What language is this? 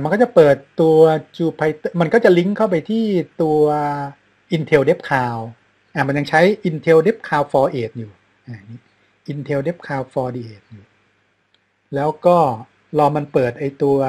Thai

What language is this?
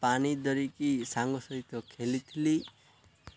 Odia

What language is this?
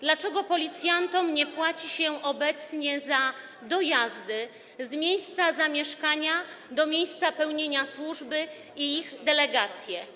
Polish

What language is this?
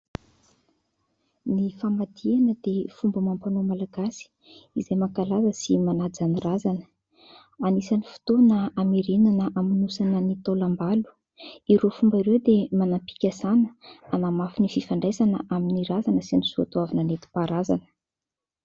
Malagasy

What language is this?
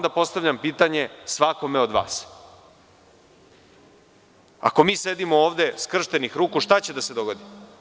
Serbian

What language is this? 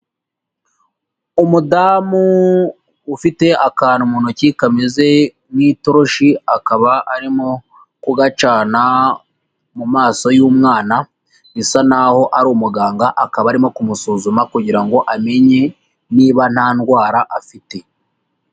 Kinyarwanda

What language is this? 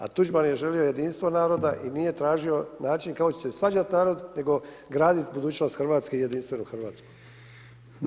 Croatian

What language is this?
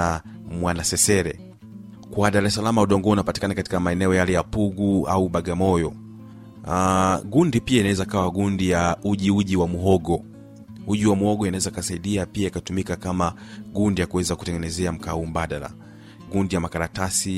Swahili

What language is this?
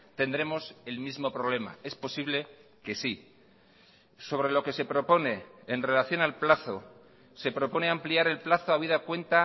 Spanish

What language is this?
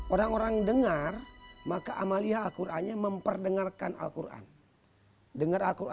Indonesian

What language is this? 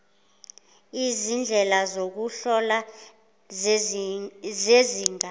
Zulu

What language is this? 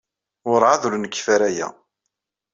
Kabyle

